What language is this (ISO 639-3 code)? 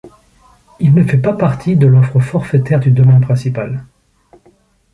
fra